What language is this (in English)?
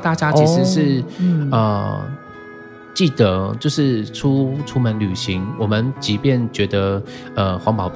Chinese